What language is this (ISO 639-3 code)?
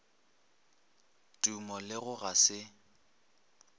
nso